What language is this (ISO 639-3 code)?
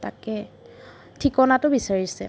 asm